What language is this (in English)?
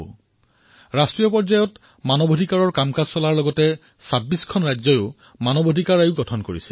Assamese